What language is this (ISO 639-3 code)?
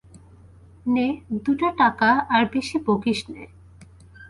ben